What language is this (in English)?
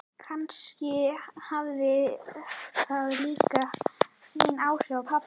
Icelandic